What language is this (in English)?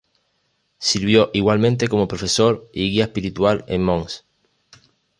Spanish